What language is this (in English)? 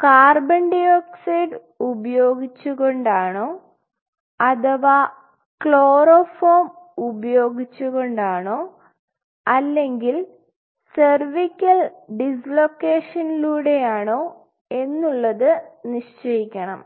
Malayalam